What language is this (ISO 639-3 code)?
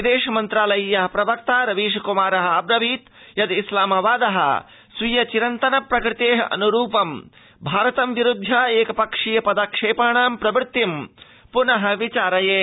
san